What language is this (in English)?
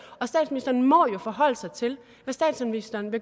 Danish